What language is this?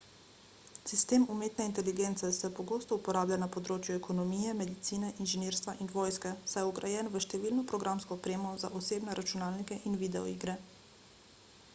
Slovenian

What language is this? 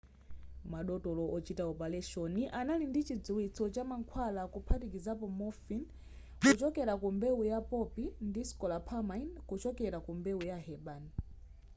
Nyanja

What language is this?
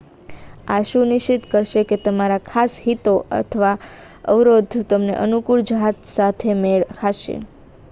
Gujarati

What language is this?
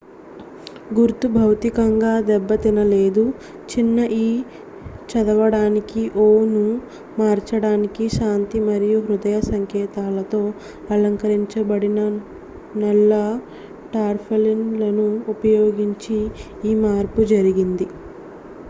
Telugu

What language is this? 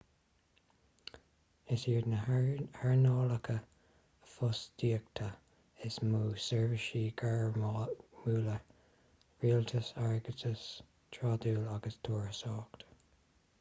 Irish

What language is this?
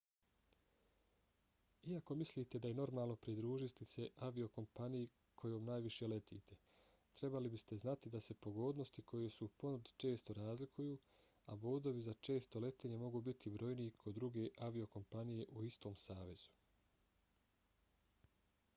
Bosnian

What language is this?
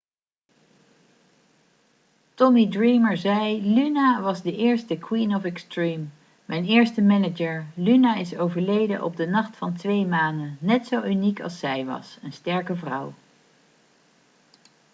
Dutch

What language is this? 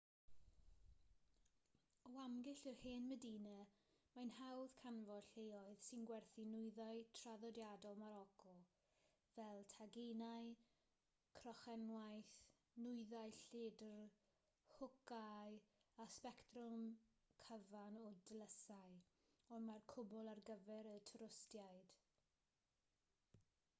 Welsh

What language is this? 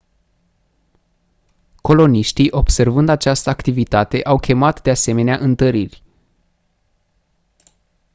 Romanian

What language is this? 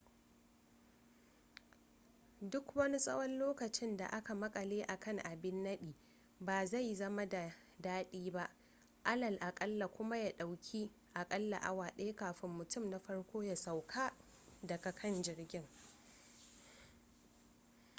Hausa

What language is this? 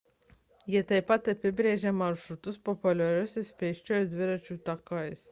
Lithuanian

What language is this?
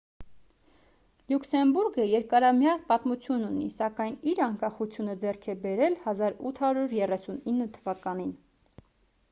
Armenian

